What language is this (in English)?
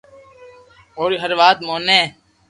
Loarki